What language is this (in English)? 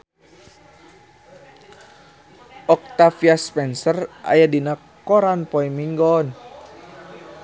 Sundanese